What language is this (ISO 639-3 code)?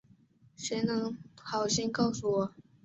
zho